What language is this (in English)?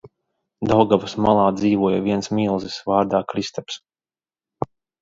Latvian